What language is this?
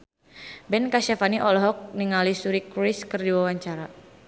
Sundanese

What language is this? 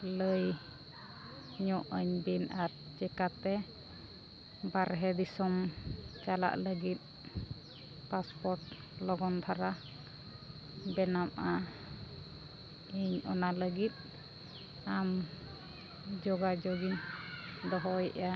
Santali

